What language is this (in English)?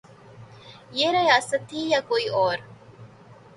Urdu